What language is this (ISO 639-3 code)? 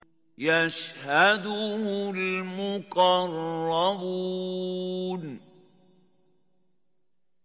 ara